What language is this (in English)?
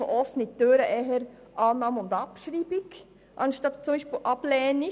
Swiss German